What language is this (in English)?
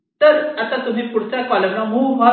Marathi